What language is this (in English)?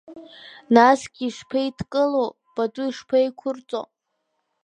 Abkhazian